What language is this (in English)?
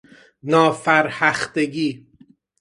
Persian